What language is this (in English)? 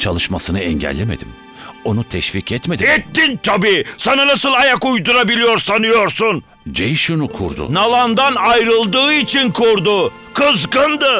Turkish